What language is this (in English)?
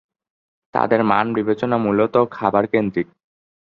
Bangla